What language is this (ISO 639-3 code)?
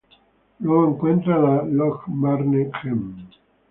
spa